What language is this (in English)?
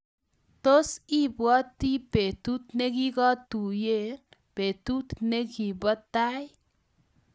Kalenjin